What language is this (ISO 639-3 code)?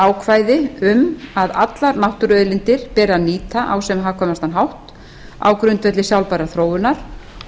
isl